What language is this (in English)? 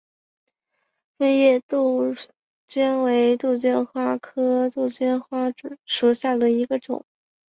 Chinese